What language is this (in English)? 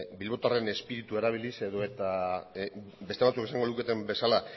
Basque